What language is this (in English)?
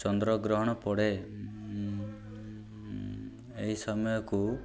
Odia